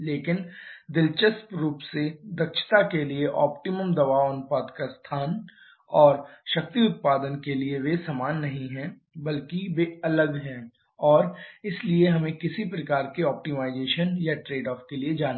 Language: Hindi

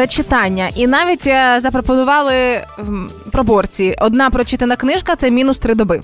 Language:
Ukrainian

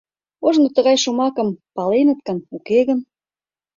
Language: Mari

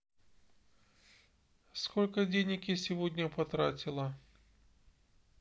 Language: Russian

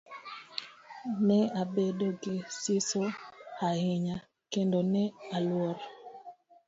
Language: Luo (Kenya and Tanzania)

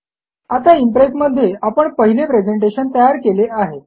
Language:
Marathi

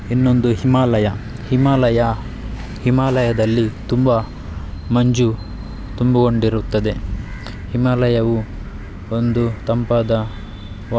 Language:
Kannada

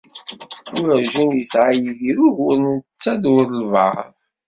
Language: Kabyle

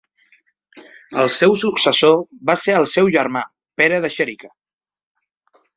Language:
Catalan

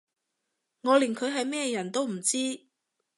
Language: Cantonese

